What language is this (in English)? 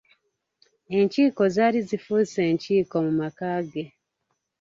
Ganda